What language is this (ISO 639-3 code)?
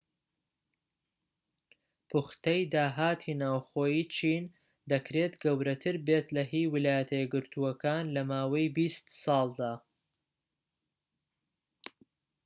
ckb